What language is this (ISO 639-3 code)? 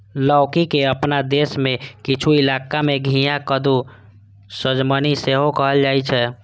mai